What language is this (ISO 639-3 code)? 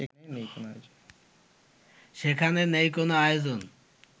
ben